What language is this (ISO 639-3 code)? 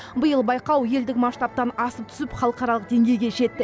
kaz